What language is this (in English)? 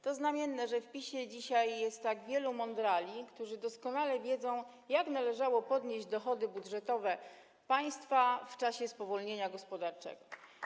Polish